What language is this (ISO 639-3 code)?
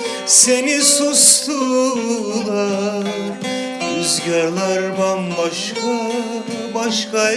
tur